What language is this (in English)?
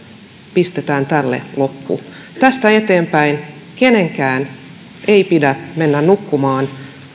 Finnish